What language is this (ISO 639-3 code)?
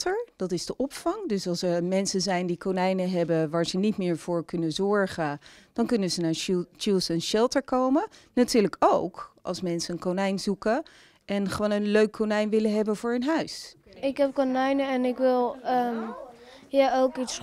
nld